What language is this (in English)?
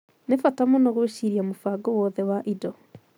Kikuyu